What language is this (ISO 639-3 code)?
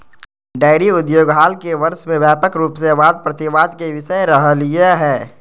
mag